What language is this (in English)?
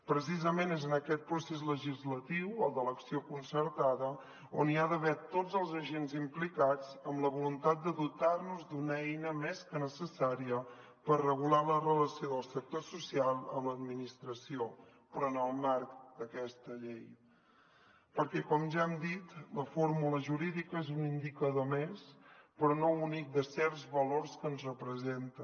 Catalan